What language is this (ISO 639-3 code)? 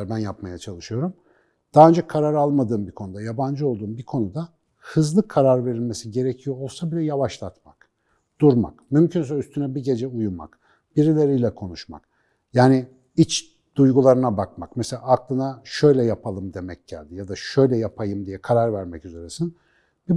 tur